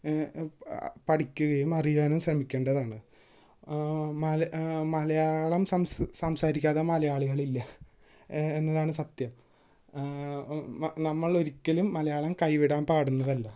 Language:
Malayalam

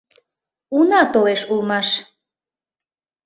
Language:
Mari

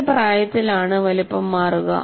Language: Malayalam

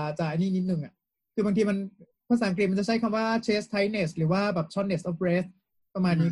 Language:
Thai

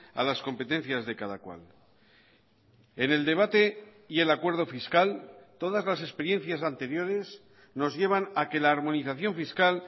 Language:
Spanish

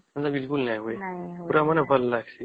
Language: Odia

